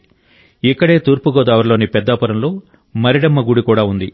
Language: Telugu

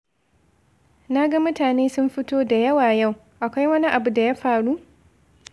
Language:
Hausa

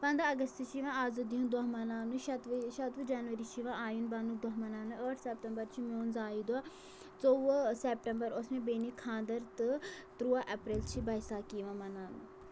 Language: Kashmiri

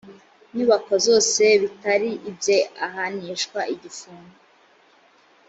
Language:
Kinyarwanda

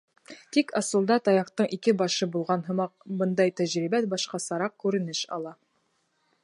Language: Bashkir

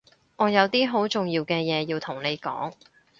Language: Cantonese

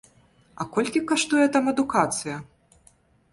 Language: Belarusian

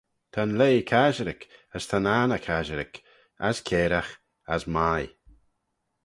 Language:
Manx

